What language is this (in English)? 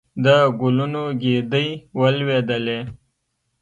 Pashto